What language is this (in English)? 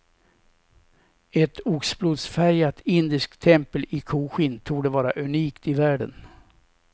Swedish